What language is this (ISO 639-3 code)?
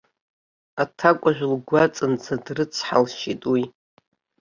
abk